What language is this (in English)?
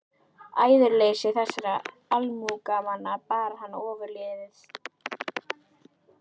Icelandic